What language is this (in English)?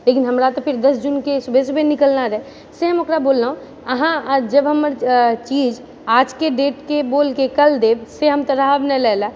Maithili